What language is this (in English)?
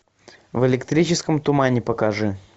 Russian